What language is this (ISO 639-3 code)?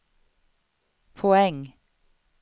swe